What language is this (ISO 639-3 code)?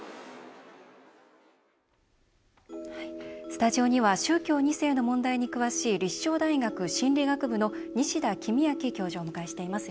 jpn